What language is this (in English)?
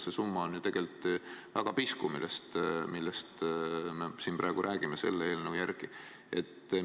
Estonian